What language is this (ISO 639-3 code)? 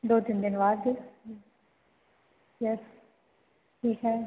hin